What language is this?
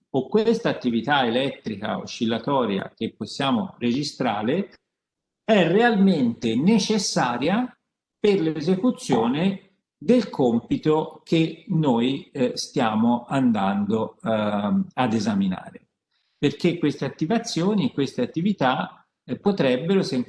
Italian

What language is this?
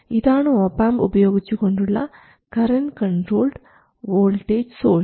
Malayalam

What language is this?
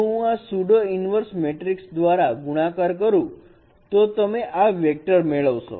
Gujarati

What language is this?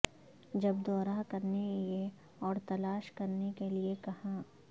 Urdu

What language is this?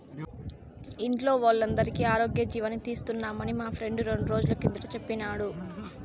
Telugu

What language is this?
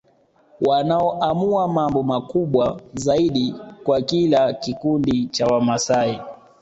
Swahili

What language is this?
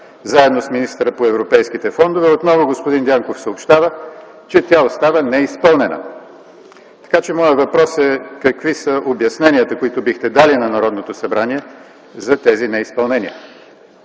Bulgarian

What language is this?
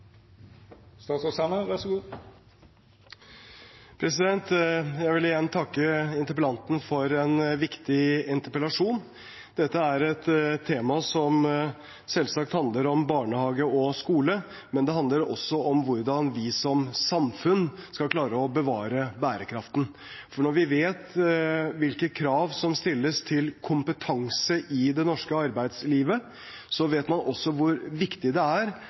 Norwegian Bokmål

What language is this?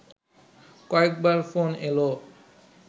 Bangla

